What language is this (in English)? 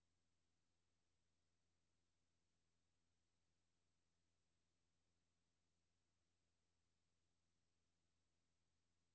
Danish